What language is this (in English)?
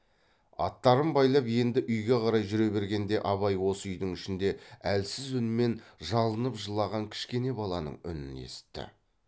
Kazakh